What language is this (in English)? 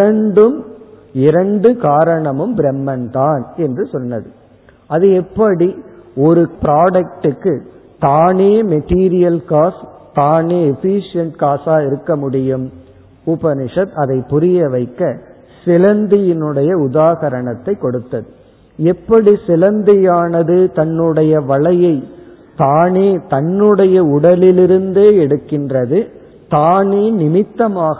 Tamil